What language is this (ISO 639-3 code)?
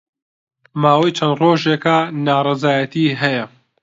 ckb